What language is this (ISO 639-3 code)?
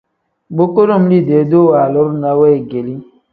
kdh